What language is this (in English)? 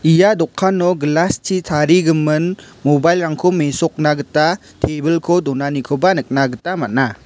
Garo